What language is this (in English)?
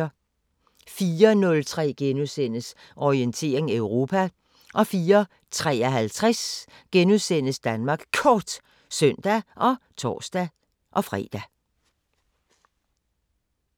Danish